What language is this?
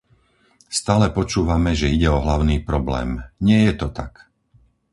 Slovak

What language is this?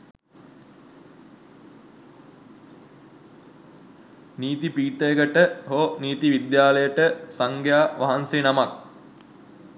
Sinhala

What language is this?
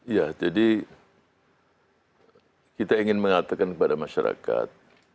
Indonesian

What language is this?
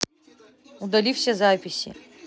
Russian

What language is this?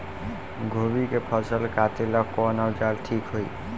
Bhojpuri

